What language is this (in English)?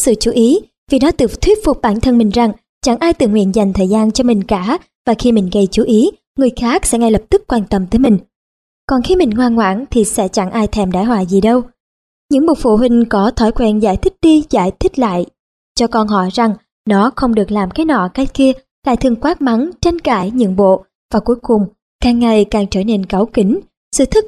Vietnamese